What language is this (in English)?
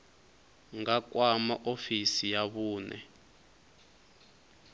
Venda